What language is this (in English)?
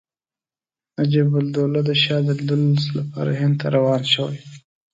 Pashto